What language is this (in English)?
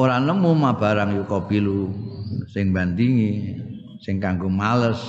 Indonesian